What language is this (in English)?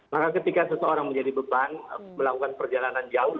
Indonesian